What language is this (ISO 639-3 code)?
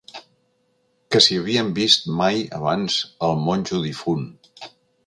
cat